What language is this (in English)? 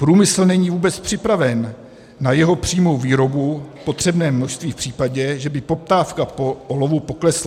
Czech